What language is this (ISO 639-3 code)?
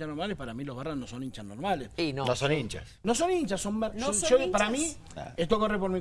spa